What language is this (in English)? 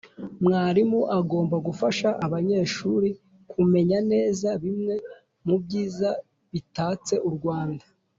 Kinyarwanda